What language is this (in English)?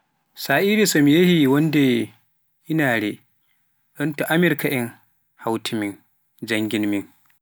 Pular